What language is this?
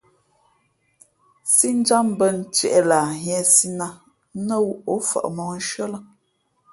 Fe'fe'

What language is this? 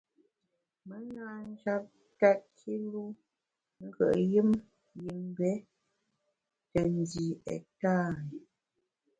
Bamun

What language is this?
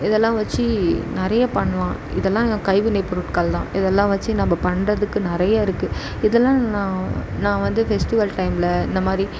Tamil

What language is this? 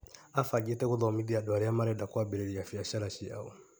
Kikuyu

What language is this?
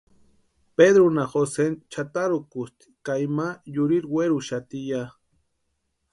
Western Highland Purepecha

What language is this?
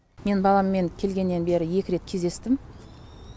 Kazakh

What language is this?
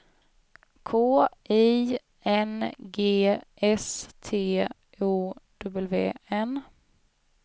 Swedish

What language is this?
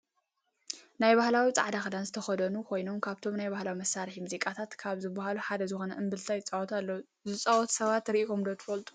Tigrinya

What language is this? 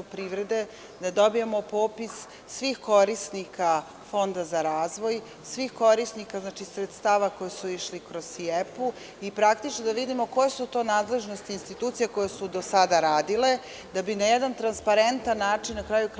Serbian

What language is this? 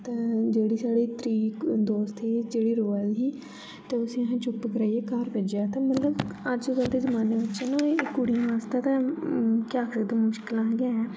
Dogri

